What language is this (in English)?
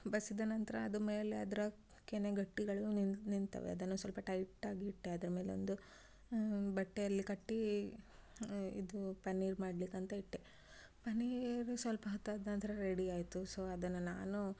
Kannada